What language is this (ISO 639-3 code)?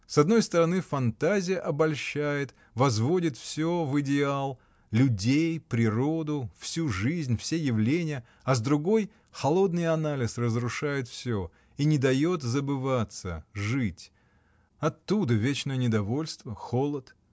rus